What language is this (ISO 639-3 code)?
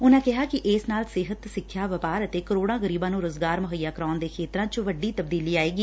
pan